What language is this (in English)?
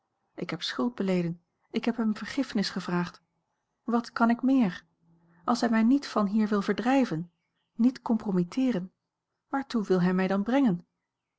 Dutch